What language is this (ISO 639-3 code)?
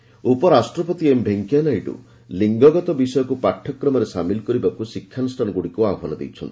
ori